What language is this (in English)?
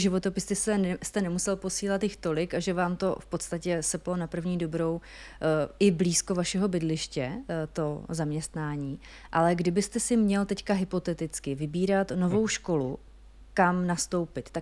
Czech